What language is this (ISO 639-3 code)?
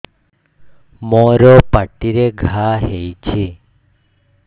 ori